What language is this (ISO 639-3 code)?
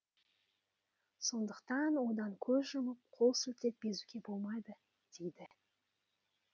kaz